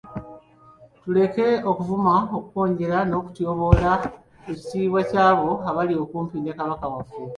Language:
Ganda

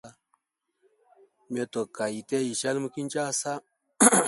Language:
Hemba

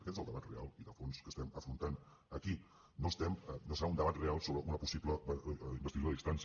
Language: Catalan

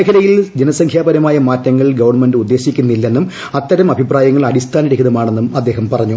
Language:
Malayalam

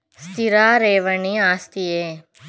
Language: Kannada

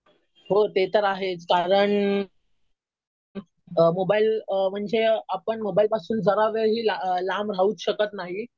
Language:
Marathi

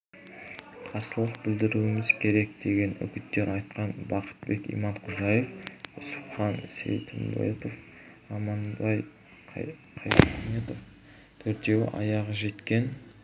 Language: Kazakh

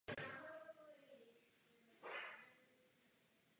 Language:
Czech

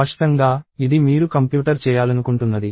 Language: Telugu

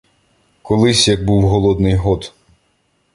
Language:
Ukrainian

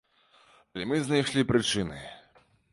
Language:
Belarusian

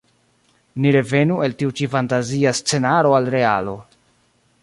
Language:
Esperanto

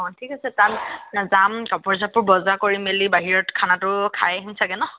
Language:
Assamese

